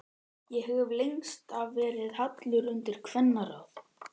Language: Icelandic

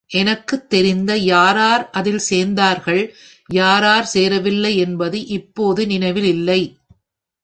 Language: Tamil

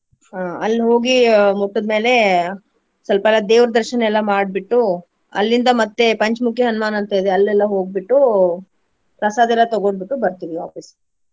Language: Kannada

